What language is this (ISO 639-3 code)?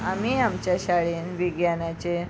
kok